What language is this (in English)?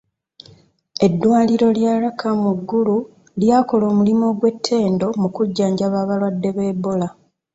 Ganda